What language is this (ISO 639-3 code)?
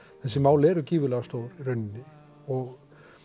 isl